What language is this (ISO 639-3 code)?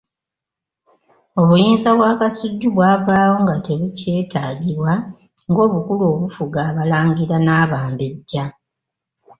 lug